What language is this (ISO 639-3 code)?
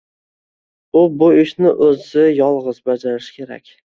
uzb